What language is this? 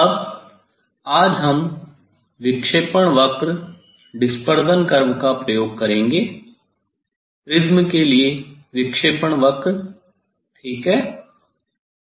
Hindi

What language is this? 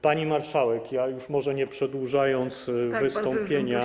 Polish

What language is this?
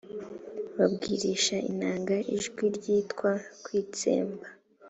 Kinyarwanda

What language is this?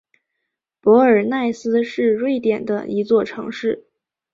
Chinese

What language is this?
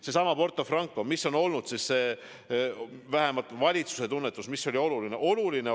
Estonian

